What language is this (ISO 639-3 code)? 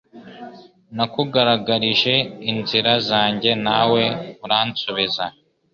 kin